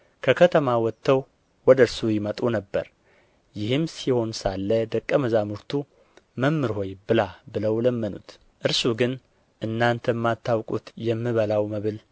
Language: Amharic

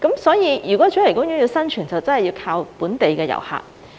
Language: Cantonese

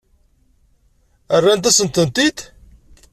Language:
Kabyle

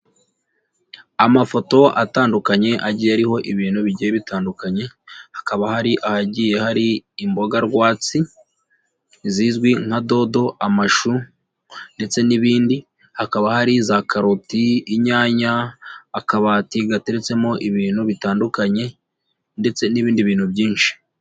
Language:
Kinyarwanda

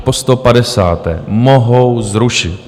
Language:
Czech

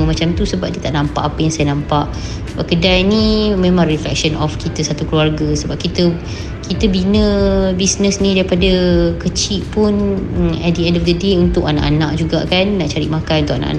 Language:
Malay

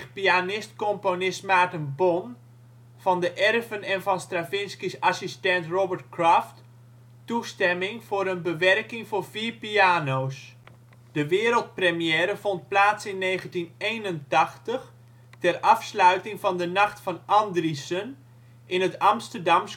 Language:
Dutch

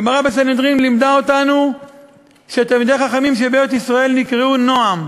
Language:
Hebrew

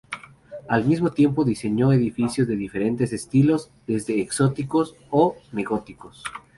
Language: Spanish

